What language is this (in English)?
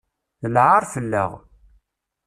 Kabyle